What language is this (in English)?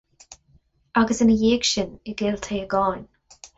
Irish